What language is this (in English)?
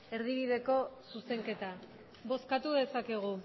Basque